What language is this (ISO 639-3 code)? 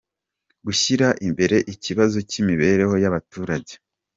kin